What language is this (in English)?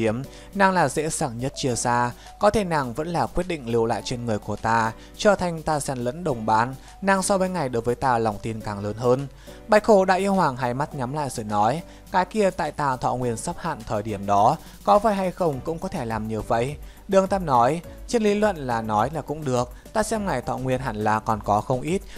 Vietnamese